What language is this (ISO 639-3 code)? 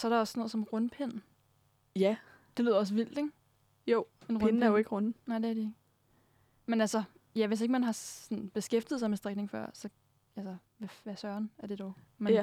dan